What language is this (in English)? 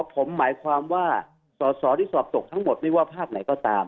Thai